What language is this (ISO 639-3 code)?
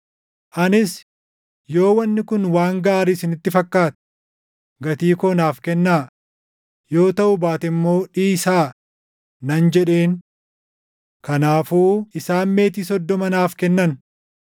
orm